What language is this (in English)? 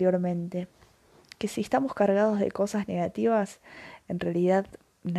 Spanish